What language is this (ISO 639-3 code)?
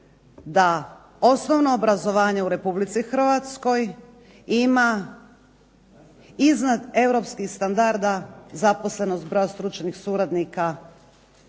hrv